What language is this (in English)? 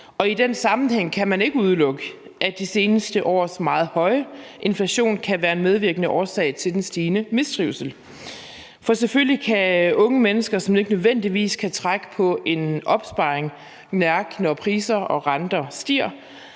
Danish